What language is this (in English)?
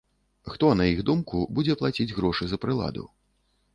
Belarusian